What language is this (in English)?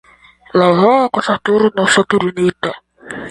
Esperanto